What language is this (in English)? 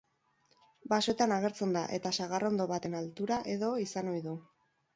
Basque